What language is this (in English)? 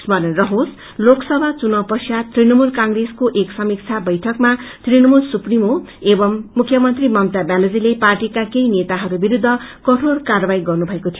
Nepali